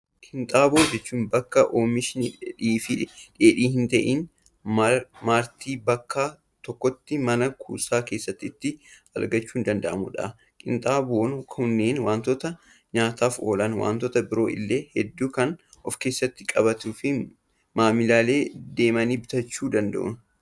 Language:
Oromo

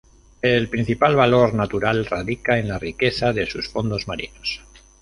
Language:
Spanish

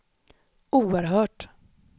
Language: Swedish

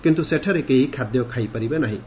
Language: Odia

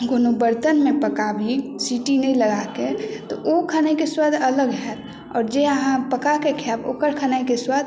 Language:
Maithili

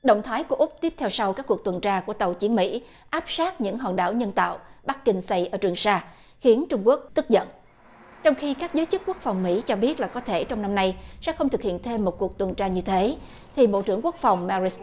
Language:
Vietnamese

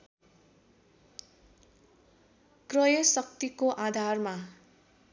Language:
Nepali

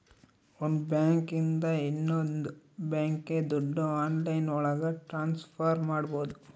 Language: Kannada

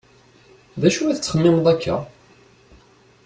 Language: Kabyle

